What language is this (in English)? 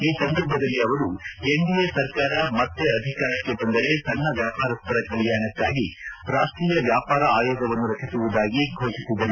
Kannada